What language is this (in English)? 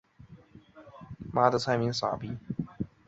Chinese